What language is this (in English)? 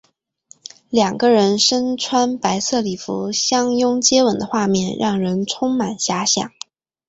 Chinese